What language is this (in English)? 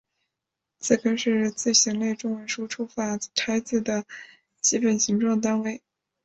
Chinese